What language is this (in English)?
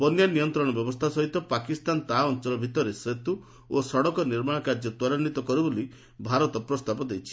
Odia